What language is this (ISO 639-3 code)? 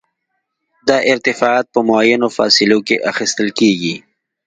pus